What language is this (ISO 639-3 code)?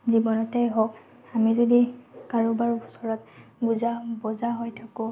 asm